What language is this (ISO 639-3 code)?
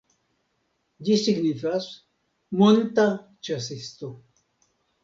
epo